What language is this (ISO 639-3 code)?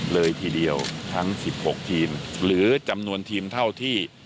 tha